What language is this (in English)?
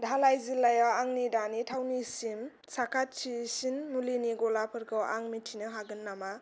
Bodo